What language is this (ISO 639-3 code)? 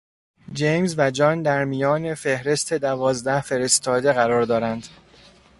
fas